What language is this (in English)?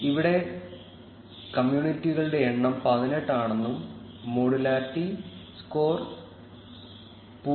Malayalam